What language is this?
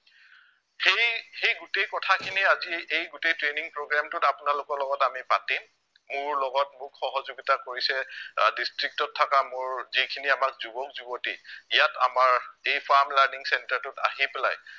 Assamese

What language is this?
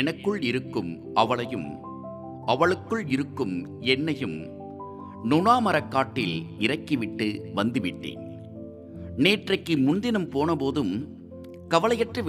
Tamil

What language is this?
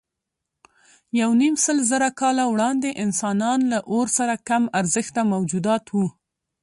Pashto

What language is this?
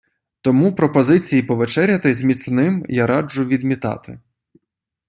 Ukrainian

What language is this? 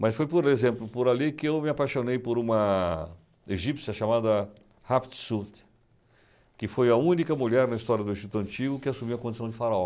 Portuguese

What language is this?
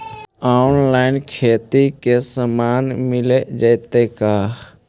Magahi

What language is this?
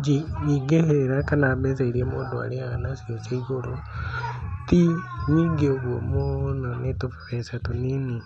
Kikuyu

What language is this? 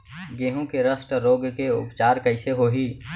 Chhattisgarhi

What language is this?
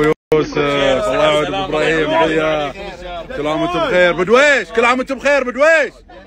Arabic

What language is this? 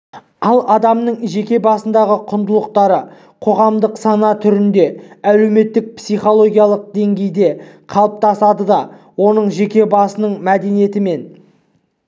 Kazakh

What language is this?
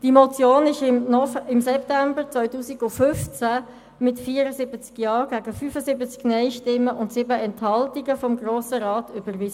Swiss German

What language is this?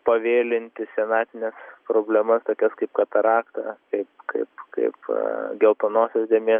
Lithuanian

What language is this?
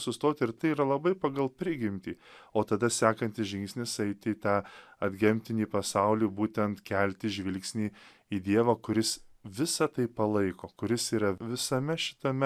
Lithuanian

